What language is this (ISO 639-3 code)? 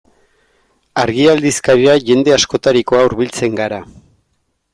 eus